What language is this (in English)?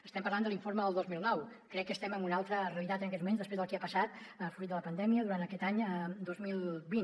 Catalan